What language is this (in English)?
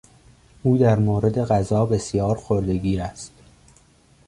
Persian